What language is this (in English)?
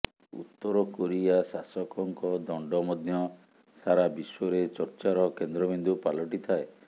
Odia